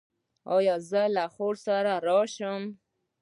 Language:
Pashto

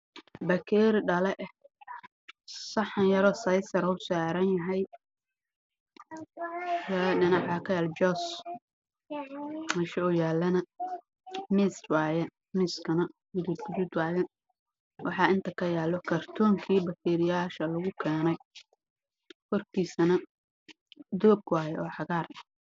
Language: Somali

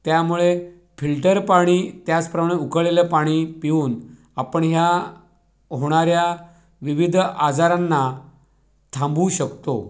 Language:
Marathi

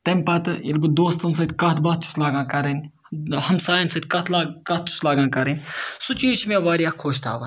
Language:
Kashmiri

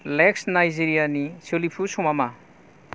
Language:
Bodo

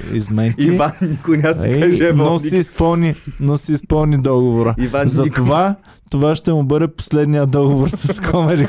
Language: Bulgarian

